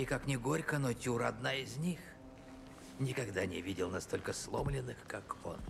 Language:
Russian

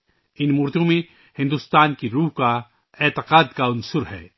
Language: Urdu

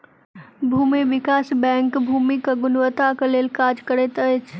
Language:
Maithili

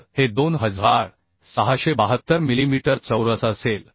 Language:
Marathi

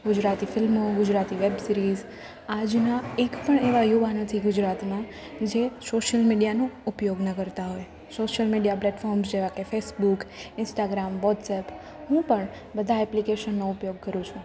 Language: Gujarati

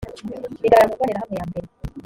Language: Kinyarwanda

